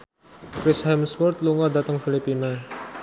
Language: Javanese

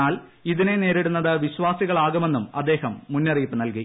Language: Malayalam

